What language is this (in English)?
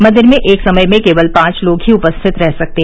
Hindi